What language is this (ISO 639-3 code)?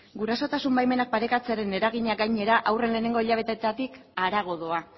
eus